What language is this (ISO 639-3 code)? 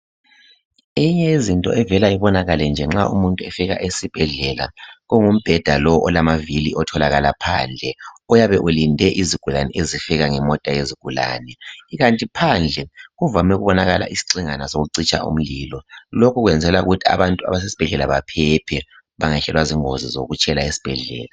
nde